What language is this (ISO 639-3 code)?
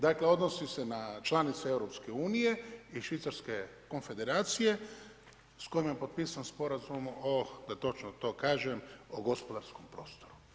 hrv